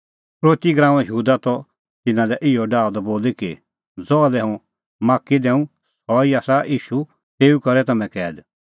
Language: Kullu Pahari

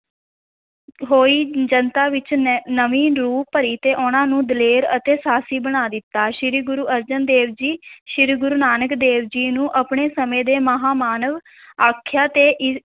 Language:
Punjabi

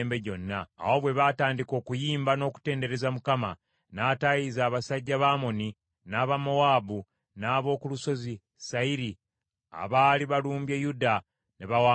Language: Ganda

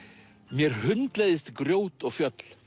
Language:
Icelandic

